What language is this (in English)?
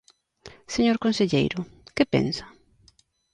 Galician